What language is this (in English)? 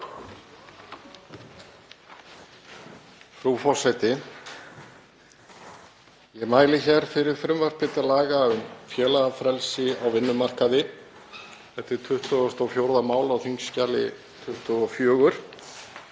Icelandic